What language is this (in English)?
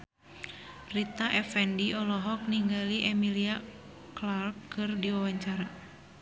Sundanese